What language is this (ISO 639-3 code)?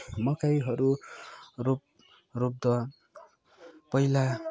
nep